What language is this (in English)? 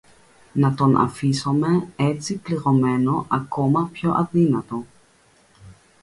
Greek